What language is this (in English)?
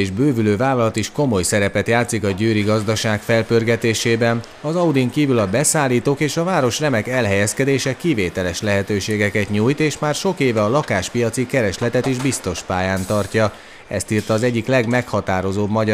Hungarian